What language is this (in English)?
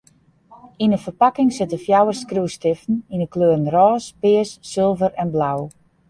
Western Frisian